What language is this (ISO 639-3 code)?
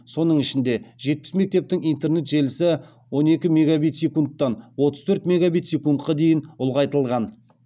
kaz